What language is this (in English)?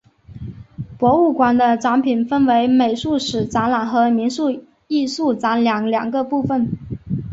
Chinese